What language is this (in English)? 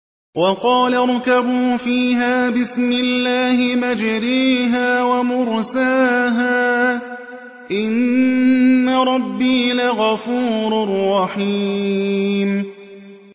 Arabic